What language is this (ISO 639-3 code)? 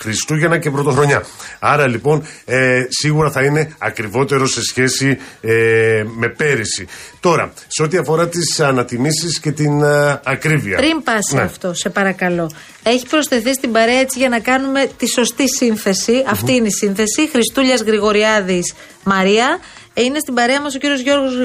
ell